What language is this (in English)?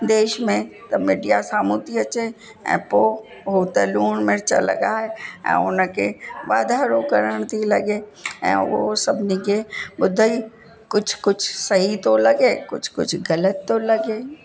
Sindhi